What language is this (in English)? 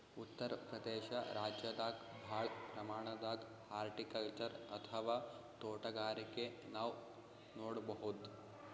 Kannada